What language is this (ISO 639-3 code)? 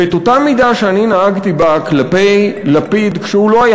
heb